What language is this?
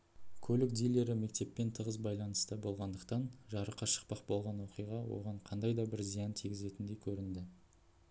Kazakh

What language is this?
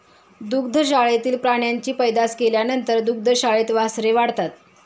Marathi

